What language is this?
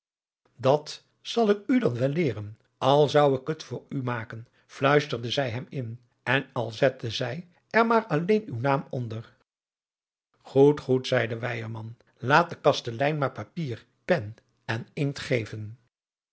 Dutch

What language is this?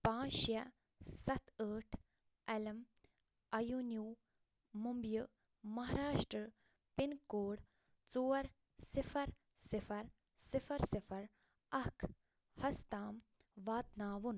Kashmiri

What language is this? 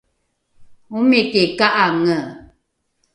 Rukai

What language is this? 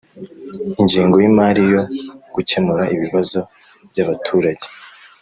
Kinyarwanda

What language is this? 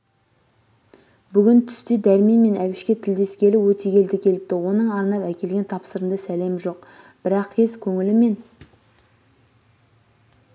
Kazakh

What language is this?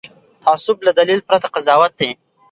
Pashto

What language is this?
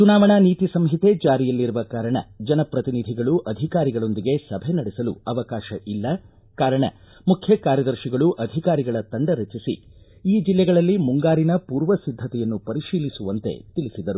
Kannada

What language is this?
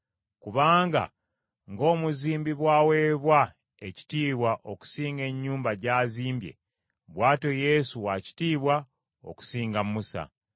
Ganda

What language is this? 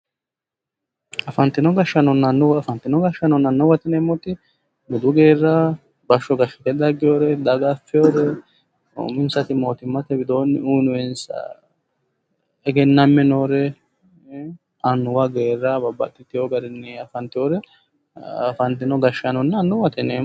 Sidamo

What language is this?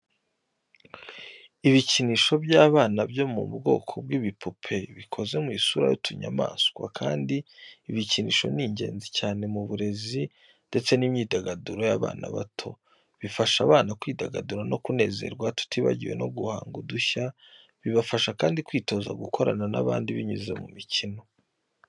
Kinyarwanda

